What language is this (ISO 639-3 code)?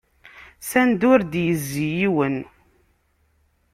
kab